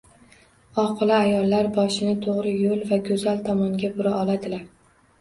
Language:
Uzbek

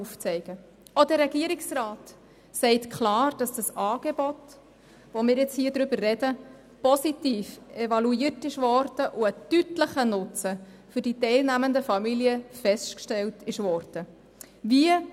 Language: Swiss German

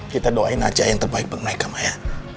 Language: Indonesian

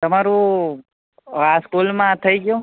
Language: Gujarati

